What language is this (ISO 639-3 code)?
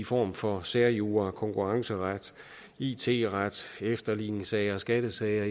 dan